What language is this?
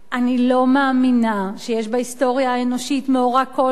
Hebrew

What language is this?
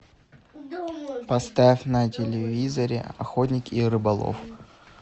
Russian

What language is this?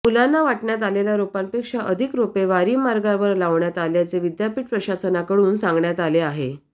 Marathi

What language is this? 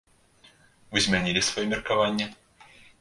Belarusian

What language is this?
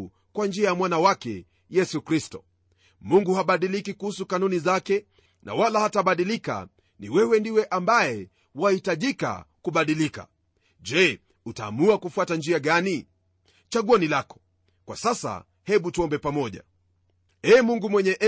Swahili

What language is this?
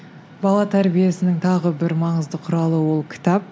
Kazakh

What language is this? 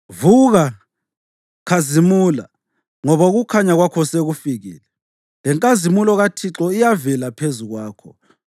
North Ndebele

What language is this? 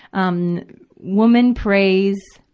English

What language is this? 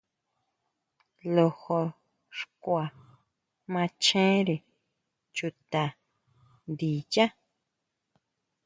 Huautla Mazatec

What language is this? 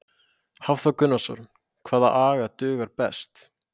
Icelandic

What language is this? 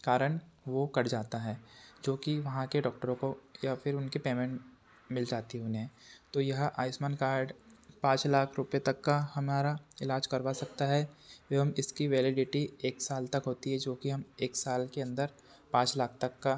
Hindi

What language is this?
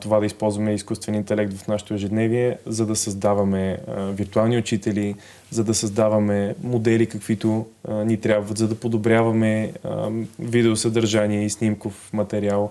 Bulgarian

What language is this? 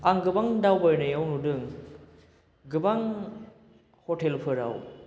Bodo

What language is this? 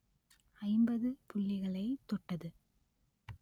Tamil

